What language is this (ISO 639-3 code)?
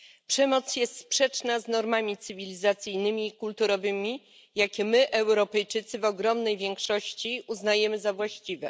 pol